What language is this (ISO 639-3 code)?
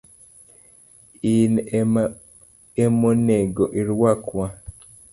luo